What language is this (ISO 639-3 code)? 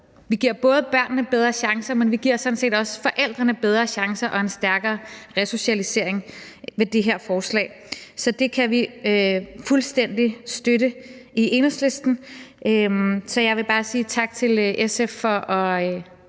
dan